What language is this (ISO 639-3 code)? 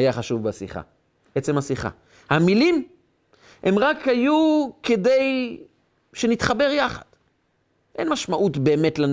heb